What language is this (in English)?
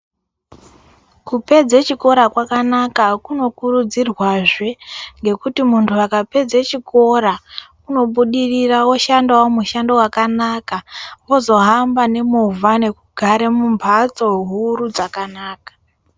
Ndau